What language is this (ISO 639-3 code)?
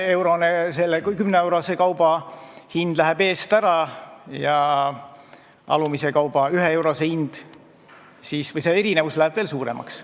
est